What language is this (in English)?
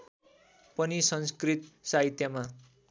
Nepali